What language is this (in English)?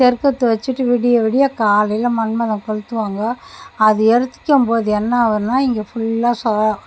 Tamil